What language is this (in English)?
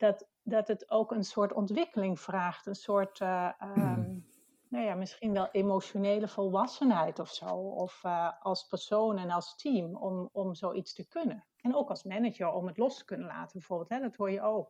Dutch